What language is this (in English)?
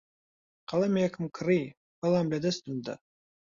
Central Kurdish